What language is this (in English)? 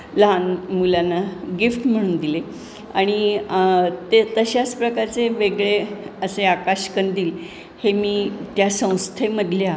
Marathi